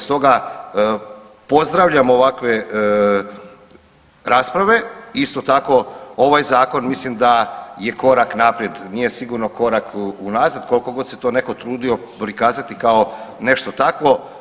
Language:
Croatian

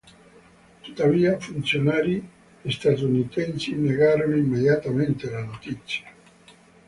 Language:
Italian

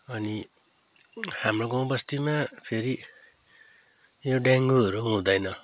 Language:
Nepali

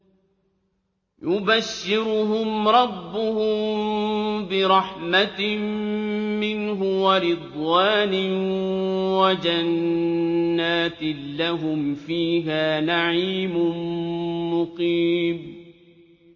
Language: Arabic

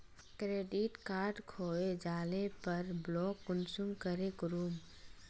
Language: Magahi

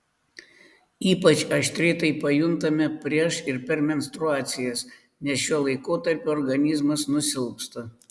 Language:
Lithuanian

